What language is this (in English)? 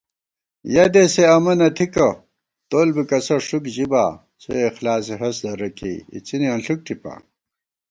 Gawar-Bati